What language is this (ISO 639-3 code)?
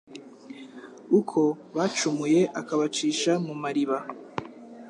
kin